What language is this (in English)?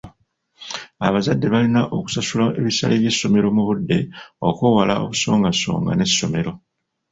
Ganda